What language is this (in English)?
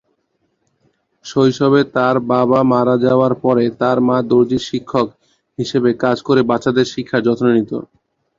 Bangla